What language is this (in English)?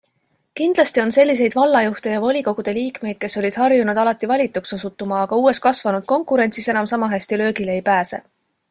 Estonian